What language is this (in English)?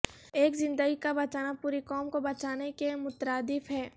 Urdu